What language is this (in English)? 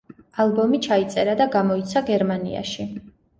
Georgian